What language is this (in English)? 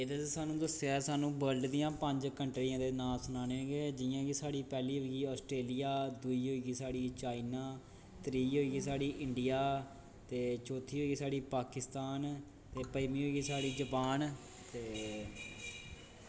Dogri